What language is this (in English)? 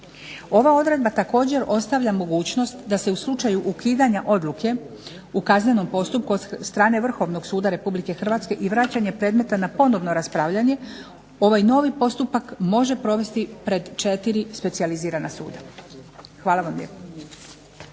Croatian